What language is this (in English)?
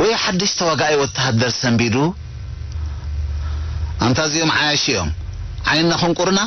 Arabic